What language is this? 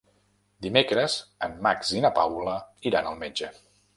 Catalan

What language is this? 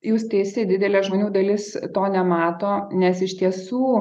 Lithuanian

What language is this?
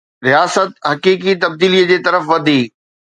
Sindhi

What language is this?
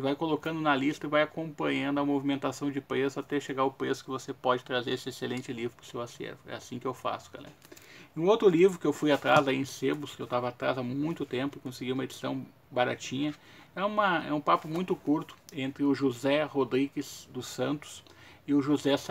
Portuguese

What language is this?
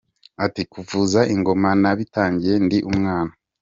Kinyarwanda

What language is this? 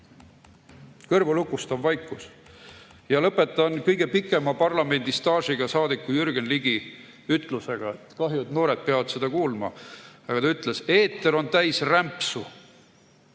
Estonian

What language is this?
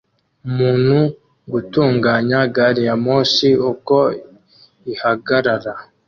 Kinyarwanda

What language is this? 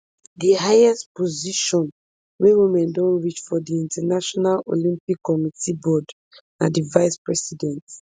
Nigerian Pidgin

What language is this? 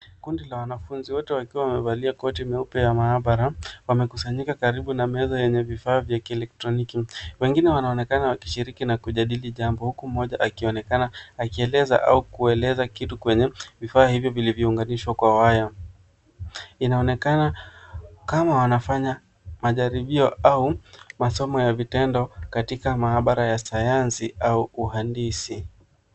Swahili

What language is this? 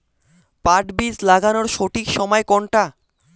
Bangla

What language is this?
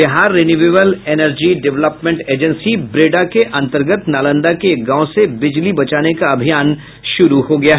Hindi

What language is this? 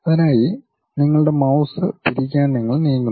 Malayalam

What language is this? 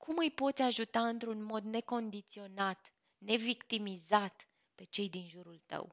Romanian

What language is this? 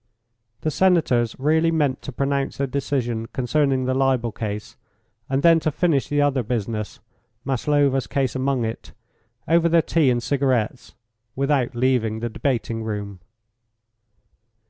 English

